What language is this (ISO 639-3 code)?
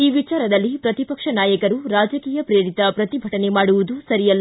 kan